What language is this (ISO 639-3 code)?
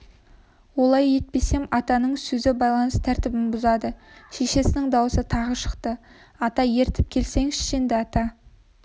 kaz